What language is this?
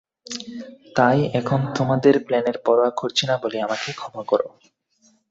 Bangla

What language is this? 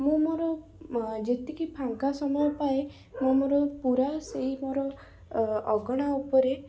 Odia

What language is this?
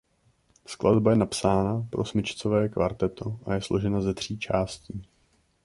Czech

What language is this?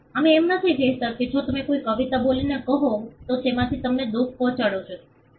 Gujarati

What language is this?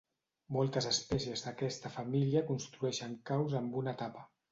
Catalan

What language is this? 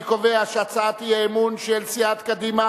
Hebrew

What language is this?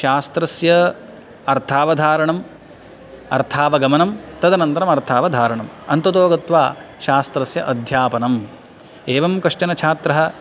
Sanskrit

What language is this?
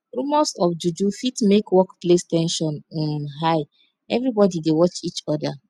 Nigerian Pidgin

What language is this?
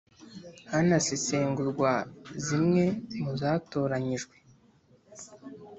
Kinyarwanda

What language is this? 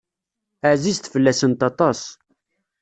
Kabyle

